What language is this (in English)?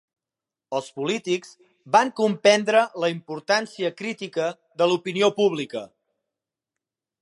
Catalan